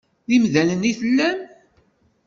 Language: Kabyle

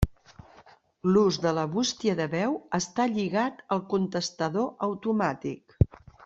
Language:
Catalan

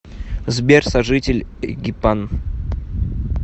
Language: Russian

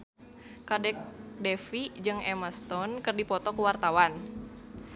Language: Sundanese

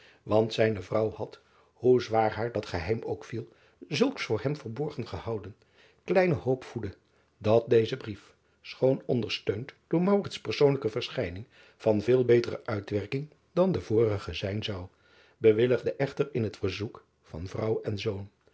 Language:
Dutch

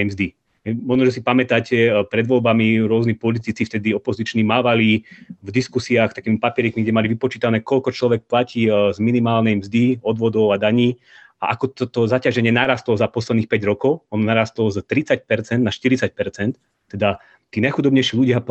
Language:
Slovak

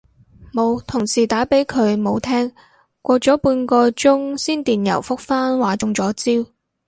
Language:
Cantonese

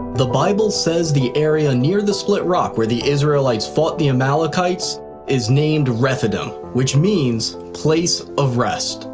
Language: English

